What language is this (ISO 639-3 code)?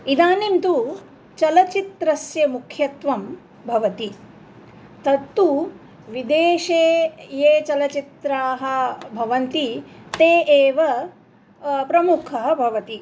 san